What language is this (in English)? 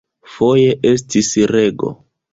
Esperanto